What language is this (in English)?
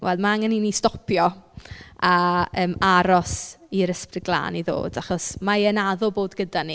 Welsh